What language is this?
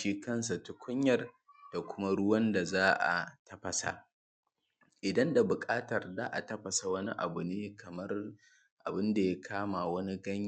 Hausa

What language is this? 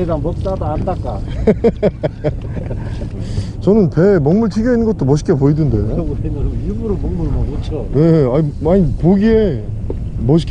Korean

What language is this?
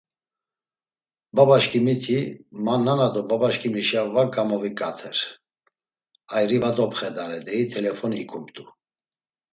Laz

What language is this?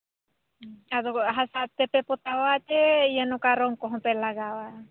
Santali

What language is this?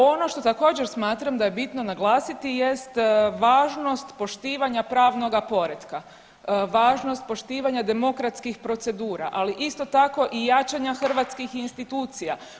Croatian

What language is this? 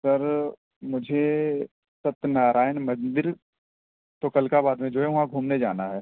Urdu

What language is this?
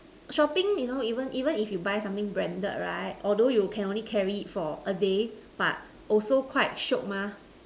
English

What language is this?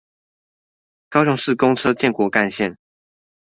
Chinese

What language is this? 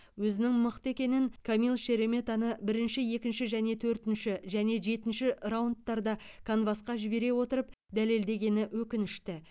Kazakh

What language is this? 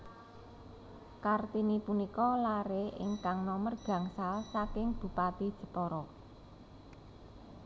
Javanese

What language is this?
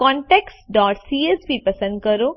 Gujarati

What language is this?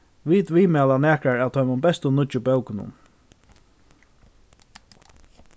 Faroese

